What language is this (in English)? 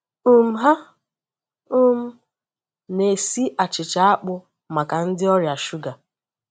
Igbo